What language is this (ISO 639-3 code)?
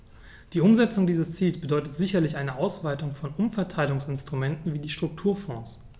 deu